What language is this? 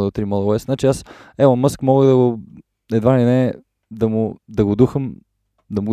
Bulgarian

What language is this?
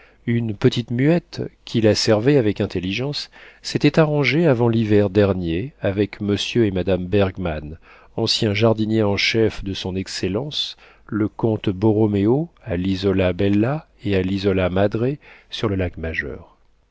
French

